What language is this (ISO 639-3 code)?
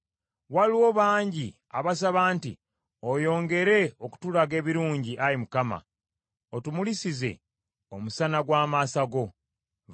lug